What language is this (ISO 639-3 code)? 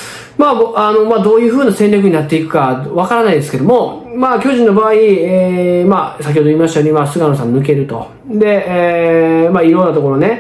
jpn